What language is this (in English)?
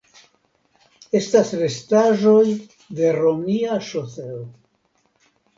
Esperanto